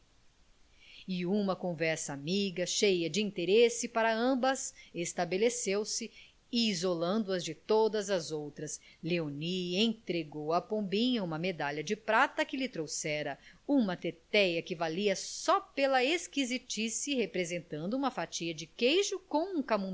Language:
Portuguese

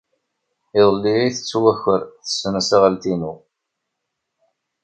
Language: Kabyle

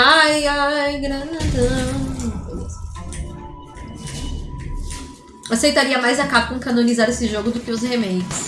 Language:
Portuguese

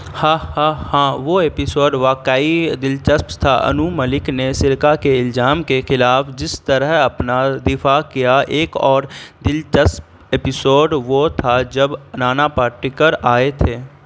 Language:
Urdu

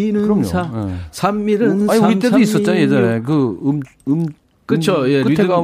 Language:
Korean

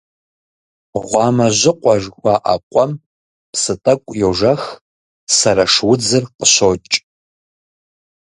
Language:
Kabardian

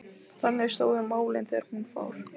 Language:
Icelandic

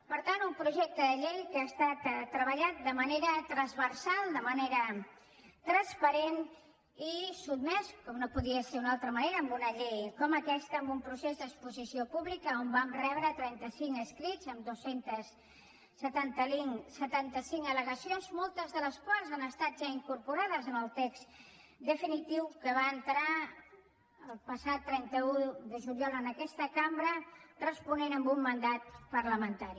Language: Catalan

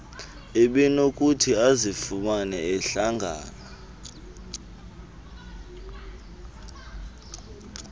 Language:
Xhosa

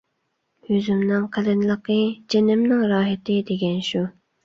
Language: Uyghur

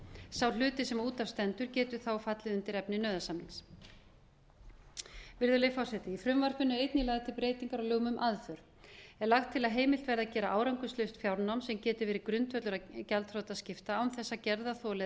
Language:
Icelandic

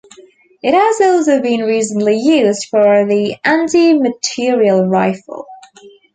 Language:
English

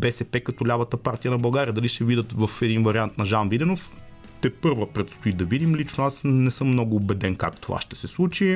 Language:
Bulgarian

